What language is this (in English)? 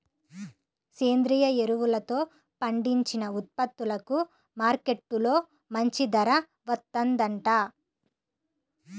Telugu